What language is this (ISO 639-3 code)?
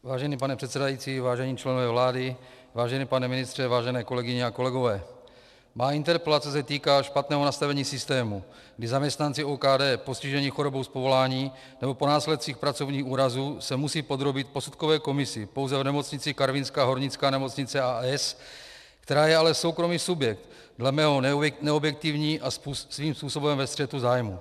ces